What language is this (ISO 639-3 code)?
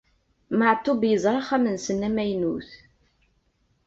kab